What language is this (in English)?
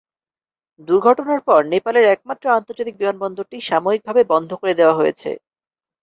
Bangla